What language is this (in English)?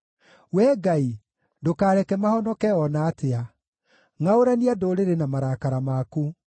Kikuyu